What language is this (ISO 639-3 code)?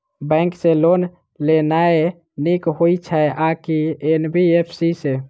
mai